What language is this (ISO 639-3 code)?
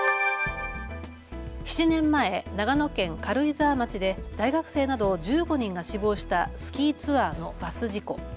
jpn